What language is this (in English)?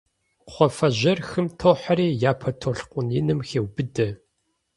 Kabardian